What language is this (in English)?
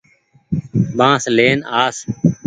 Goaria